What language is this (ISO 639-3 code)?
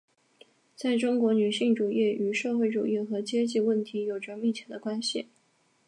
zho